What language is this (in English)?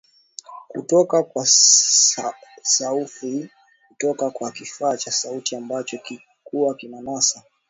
Swahili